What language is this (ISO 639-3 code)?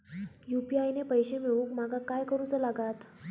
mar